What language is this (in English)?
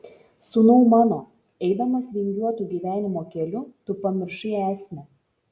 Lithuanian